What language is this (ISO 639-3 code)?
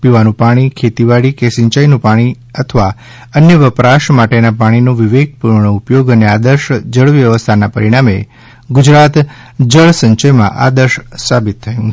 guj